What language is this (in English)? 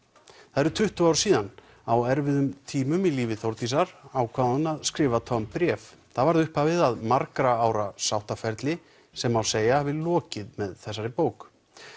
Icelandic